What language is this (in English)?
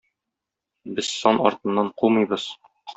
Tatar